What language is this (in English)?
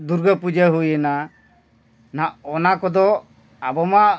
Santali